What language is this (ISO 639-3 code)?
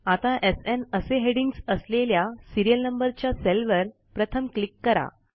mar